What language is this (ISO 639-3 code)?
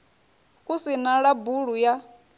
ven